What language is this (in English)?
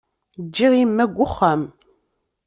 Kabyle